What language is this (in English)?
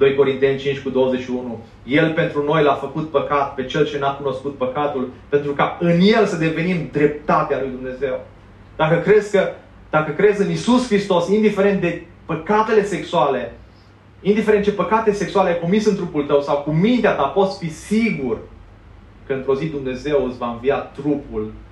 Romanian